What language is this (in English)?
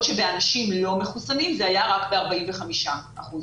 Hebrew